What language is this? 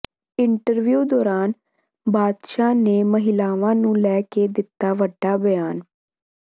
Punjabi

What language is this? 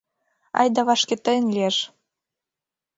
Mari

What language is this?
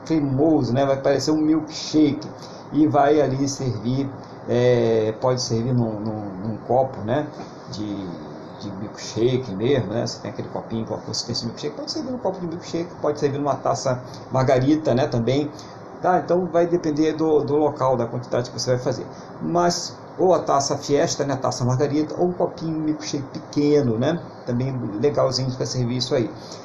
Portuguese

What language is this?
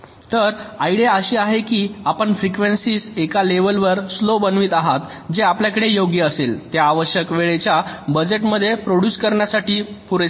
Marathi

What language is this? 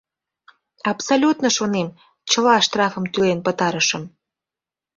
Mari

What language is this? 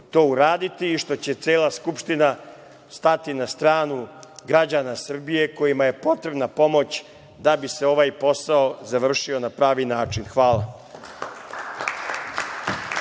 Serbian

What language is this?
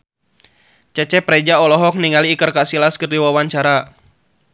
Sundanese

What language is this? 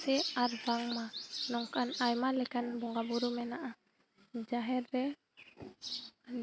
Santali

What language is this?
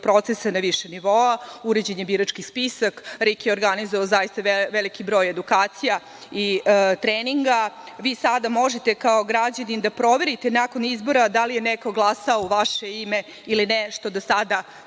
Serbian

